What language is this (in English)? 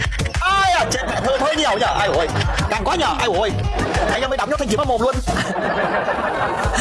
Vietnamese